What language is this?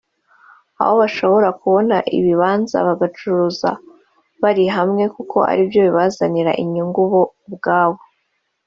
Kinyarwanda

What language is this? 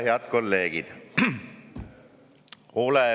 Estonian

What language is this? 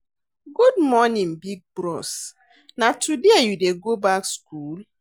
Nigerian Pidgin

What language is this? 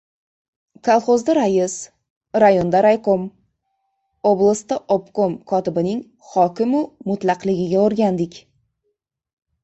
Uzbek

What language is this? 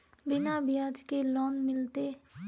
Magahi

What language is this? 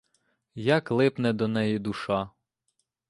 Ukrainian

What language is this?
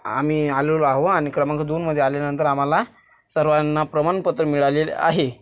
Marathi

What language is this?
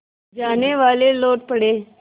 Hindi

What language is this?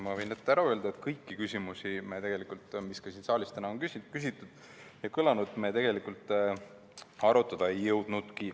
Estonian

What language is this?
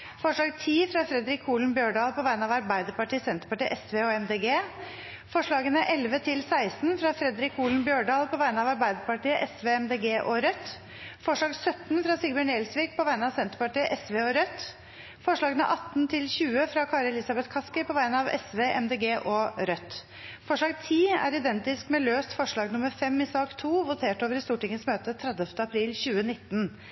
Norwegian Bokmål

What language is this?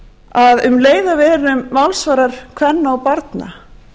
Icelandic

